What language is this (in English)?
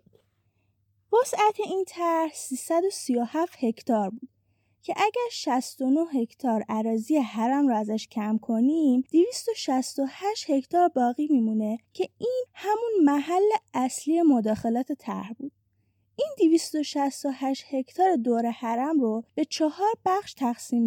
Persian